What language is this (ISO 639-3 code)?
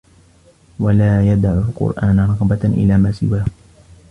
ara